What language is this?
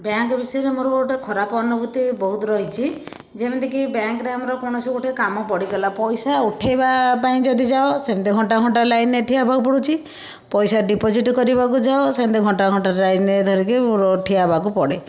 Odia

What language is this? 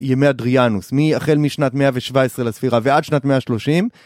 Hebrew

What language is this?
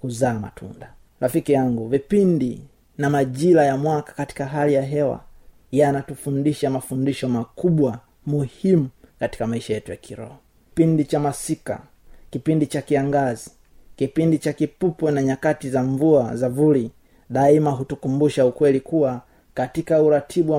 Swahili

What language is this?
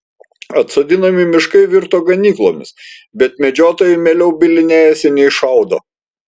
Lithuanian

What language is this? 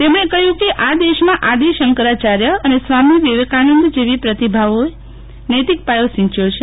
Gujarati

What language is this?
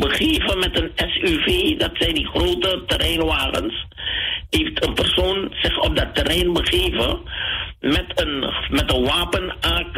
Dutch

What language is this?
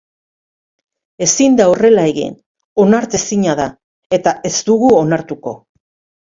Basque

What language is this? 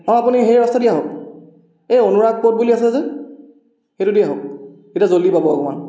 Assamese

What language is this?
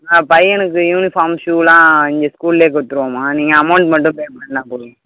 Tamil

